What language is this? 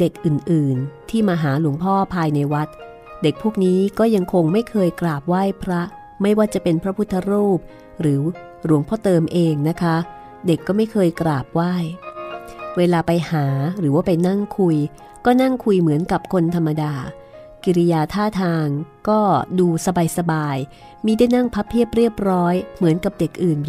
Thai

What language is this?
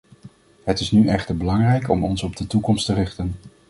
Dutch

